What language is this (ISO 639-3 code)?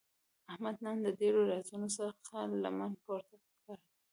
pus